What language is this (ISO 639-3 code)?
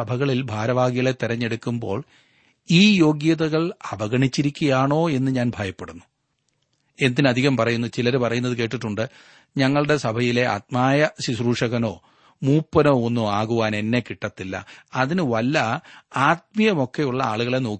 mal